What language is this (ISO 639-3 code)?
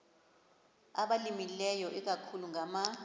xho